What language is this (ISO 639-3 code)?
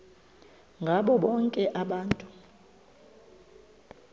xho